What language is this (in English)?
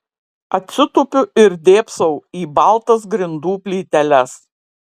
Lithuanian